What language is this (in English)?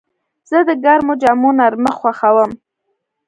Pashto